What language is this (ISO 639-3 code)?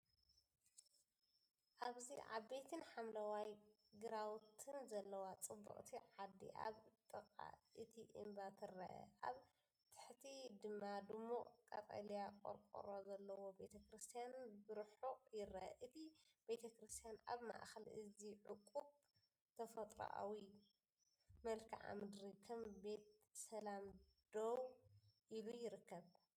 tir